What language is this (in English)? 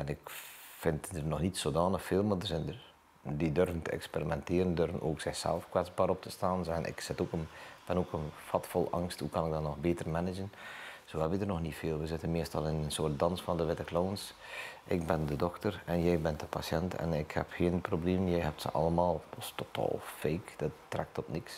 Dutch